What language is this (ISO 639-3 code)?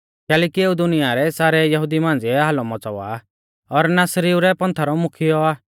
bfz